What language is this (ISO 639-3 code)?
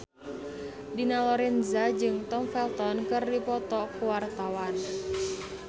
sun